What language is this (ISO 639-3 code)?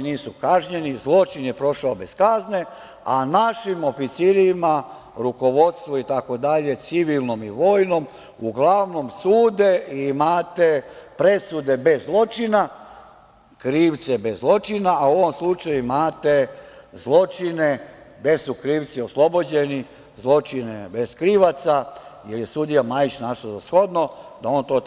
srp